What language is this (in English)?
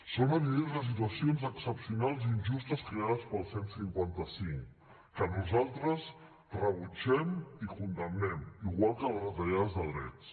Catalan